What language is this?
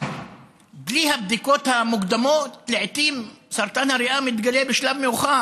Hebrew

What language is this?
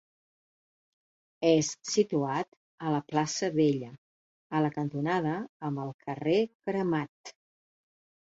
Catalan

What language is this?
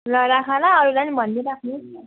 Nepali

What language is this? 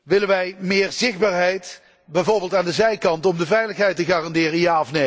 Dutch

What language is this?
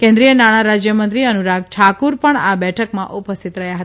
Gujarati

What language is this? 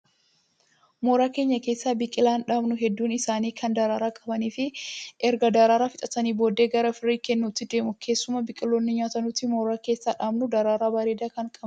Oromo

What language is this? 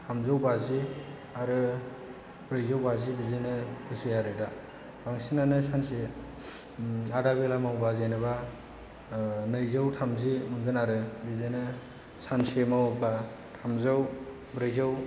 Bodo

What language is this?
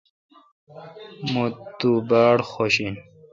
Kalkoti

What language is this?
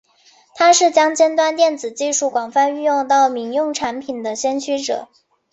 Chinese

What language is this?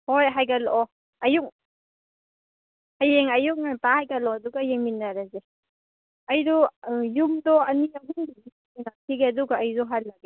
Manipuri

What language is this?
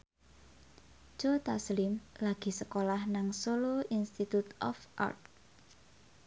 Javanese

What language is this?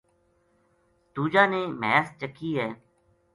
Gujari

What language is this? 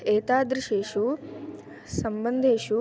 Sanskrit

